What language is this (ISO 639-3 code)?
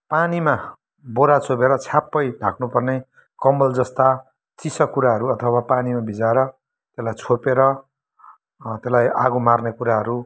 nep